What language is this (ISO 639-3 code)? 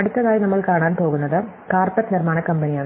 mal